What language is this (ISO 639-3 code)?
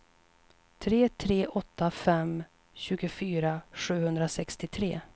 swe